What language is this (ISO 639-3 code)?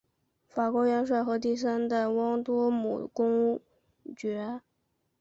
zho